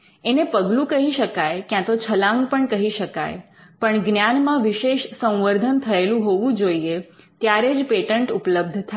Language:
Gujarati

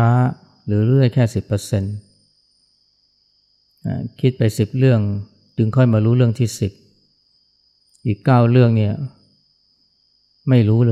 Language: Thai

